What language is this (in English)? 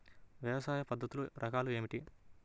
Telugu